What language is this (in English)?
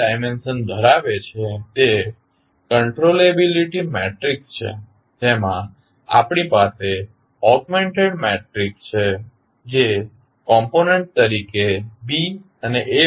Gujarati